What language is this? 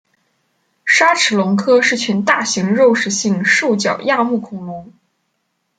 Chinese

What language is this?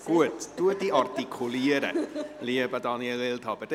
Swiss German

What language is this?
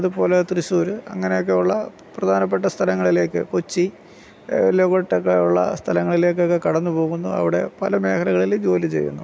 Malayalam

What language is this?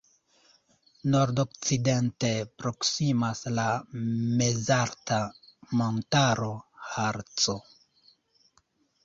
Esperanto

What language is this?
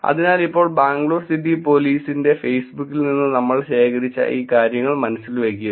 Malayalam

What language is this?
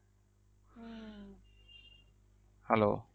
Bangla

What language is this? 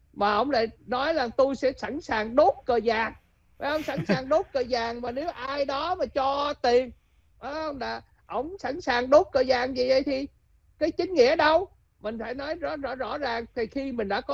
Vietnamese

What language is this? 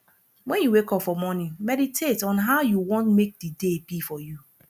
Nigerian Pidgin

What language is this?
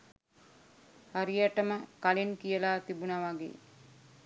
Sinhala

